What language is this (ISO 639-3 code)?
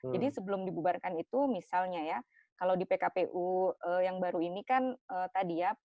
ind